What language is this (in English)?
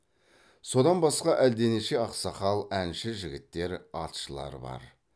Kazakh